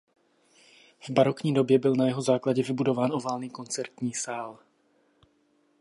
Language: Czech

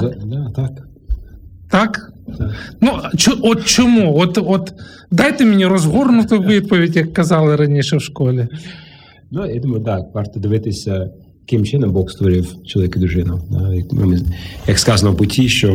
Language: Ukrainian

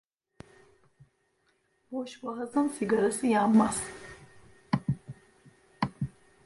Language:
Turkish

